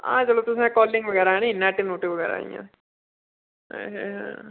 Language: Dogri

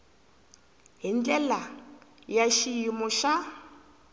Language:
Tsonga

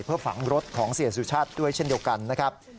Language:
Thai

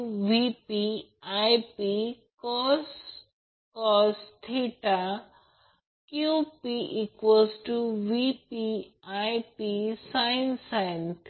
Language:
Marathi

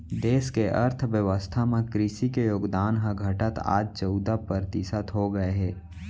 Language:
Chhattisgarhi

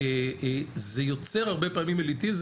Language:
Hebrew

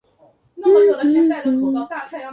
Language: Chinese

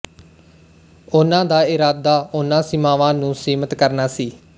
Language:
Punjabi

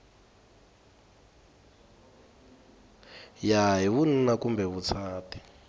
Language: Tsonga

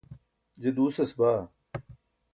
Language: Burushaski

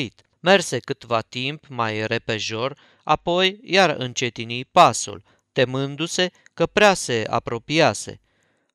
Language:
Romanian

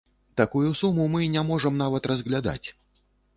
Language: Belarusian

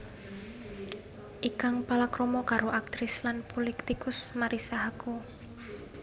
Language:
Javanese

